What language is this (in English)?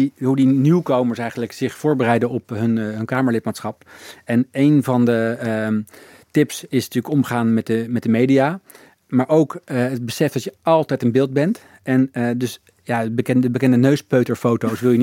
Dutch